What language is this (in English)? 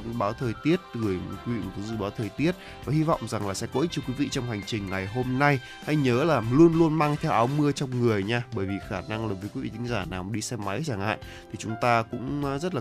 Vietnamese